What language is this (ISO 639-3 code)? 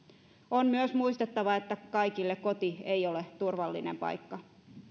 fin